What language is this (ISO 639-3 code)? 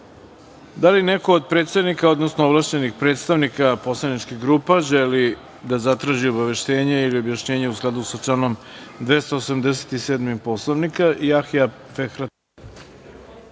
srp